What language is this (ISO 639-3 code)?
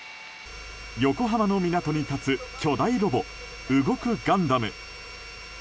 jpn